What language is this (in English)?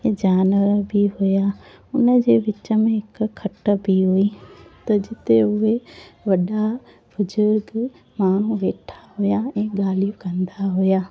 Sindhi